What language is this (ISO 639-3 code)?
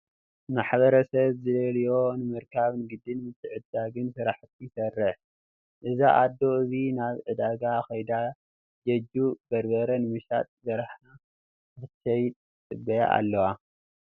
tir